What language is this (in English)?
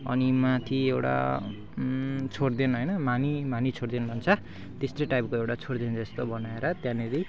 Nepali